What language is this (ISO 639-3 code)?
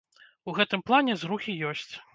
bel